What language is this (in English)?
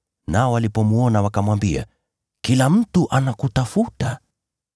Swahili